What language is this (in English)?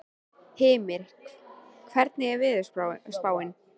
Icelandic